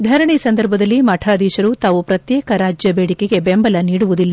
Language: Kannada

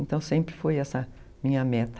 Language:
Portuguese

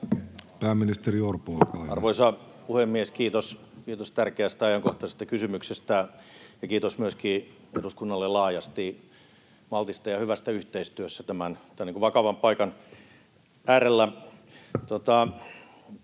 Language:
Finnish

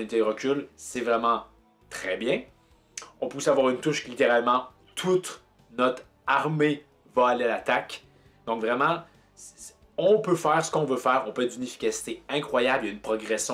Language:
French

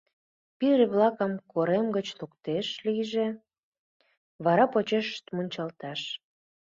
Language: Mari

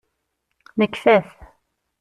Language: Kabyle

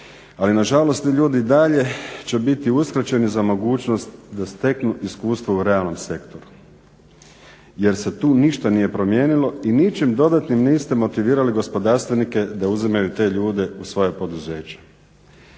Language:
Croatian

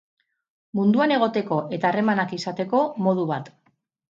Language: Basque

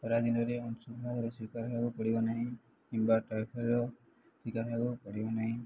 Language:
Odia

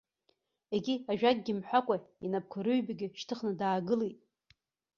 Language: Abkhazian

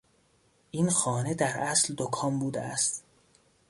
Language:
Persian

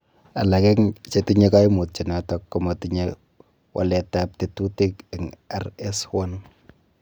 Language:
Kalenjin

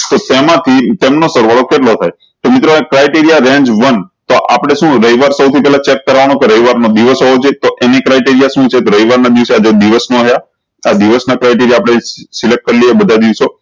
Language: Gujarati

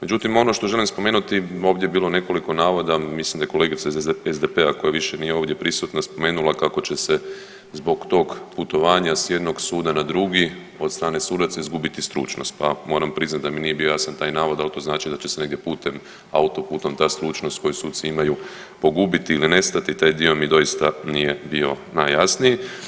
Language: Croatian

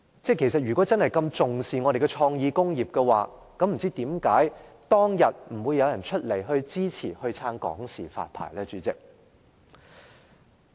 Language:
Cantonese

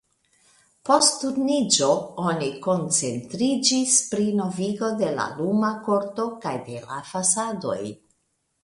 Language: Esperanto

